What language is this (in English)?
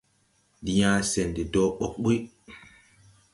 Tupuri